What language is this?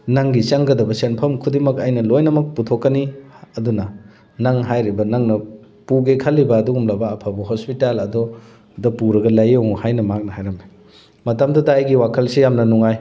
Manipuri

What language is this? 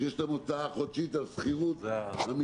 Hebrew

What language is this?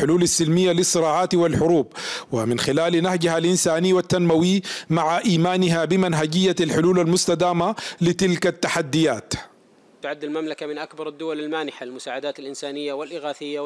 Arabic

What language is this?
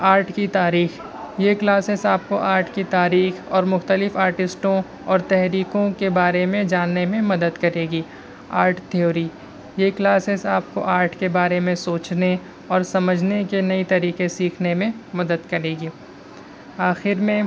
Urdu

